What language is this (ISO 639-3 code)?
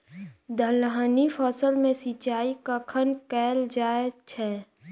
mai